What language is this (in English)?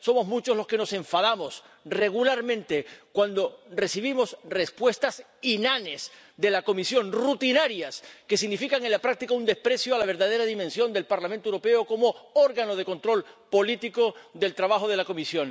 Spanish